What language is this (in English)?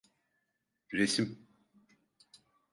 Turkish